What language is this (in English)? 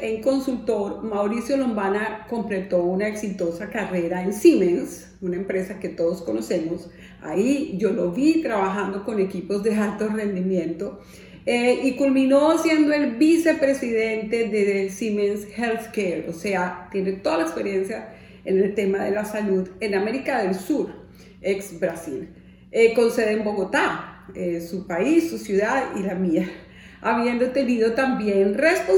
Spanish